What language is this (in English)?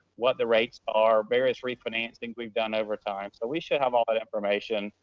English